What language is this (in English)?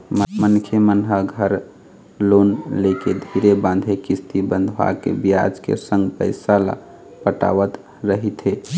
Chhattisgarhi